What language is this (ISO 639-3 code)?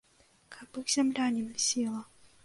bel